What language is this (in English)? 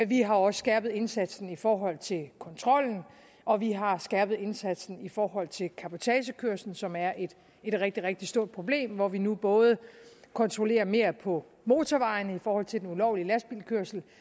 Danish